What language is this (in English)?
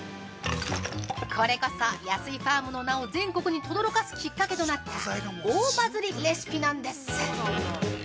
Japanese